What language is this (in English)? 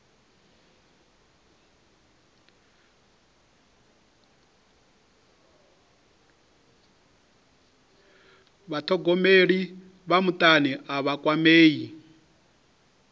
Venda